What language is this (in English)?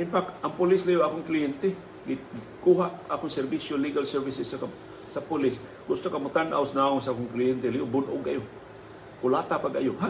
Filipino